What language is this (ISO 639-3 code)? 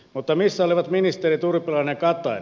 fin